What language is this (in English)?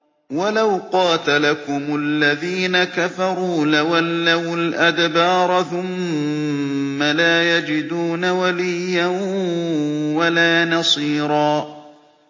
Arabic